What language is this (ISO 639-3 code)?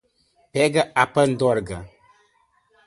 por